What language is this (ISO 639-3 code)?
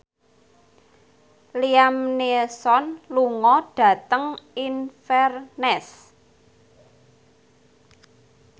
jav